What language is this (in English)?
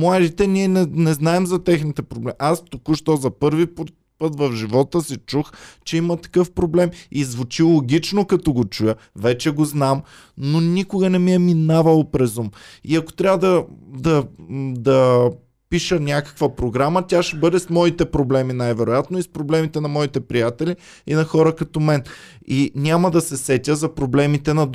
Bulgarian